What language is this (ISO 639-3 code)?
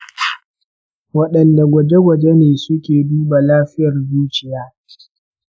hau